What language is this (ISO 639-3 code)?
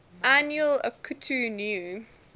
eng